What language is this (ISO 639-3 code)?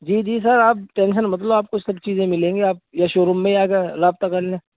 urd